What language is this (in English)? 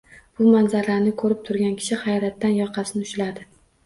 Uzbek